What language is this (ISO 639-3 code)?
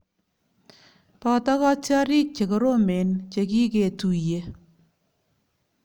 kln